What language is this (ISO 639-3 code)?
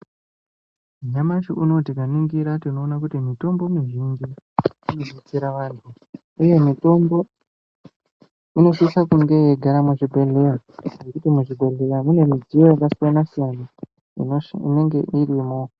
ndc